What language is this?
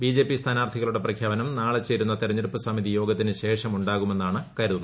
Malayalam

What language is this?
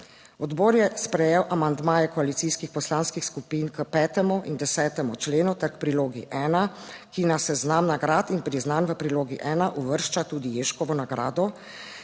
Slovenian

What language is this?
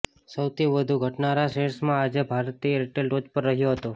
Gujarati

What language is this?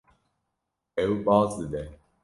Kurdish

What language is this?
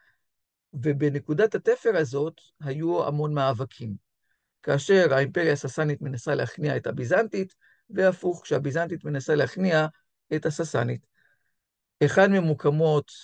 Hebrew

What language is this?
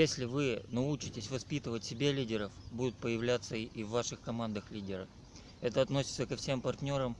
Russian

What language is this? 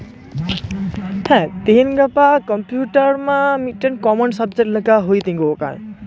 Santali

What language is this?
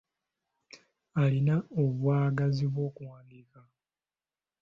Ganda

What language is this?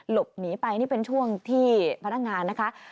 Thai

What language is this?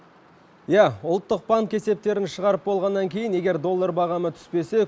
Kazakh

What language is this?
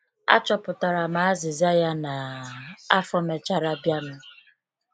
Igbo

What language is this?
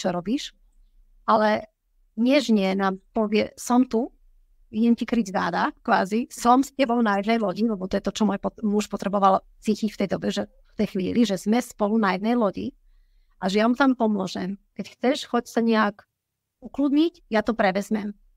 Slovak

